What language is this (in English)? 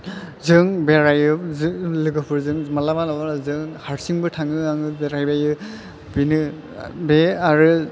Bodo